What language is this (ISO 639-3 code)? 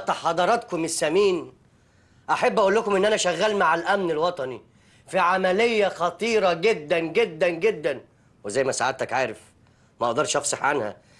ara